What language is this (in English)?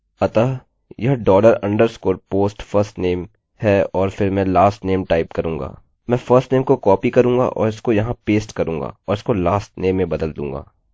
Hindi